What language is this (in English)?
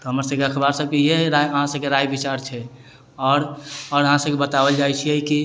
Maithili